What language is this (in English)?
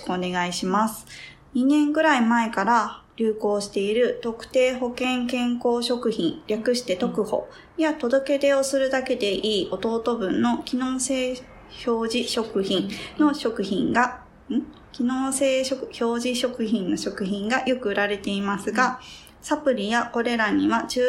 Japanese